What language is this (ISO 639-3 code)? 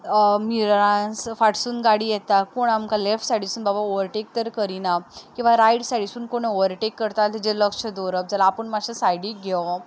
kok